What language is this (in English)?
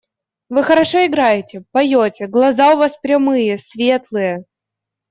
Russian